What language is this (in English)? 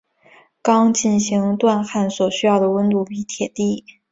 Chinese